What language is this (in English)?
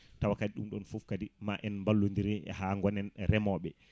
Fula